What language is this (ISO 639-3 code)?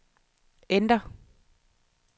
dan